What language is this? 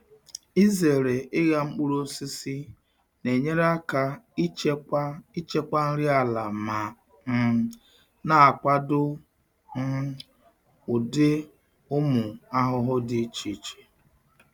Igbo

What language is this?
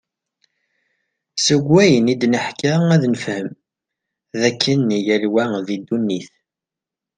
Kabyle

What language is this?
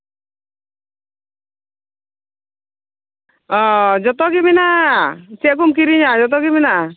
Santali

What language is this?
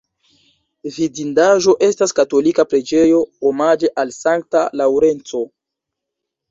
Esperanto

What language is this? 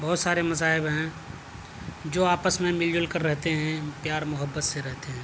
Urdu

